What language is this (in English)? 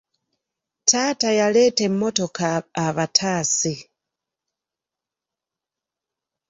Ganda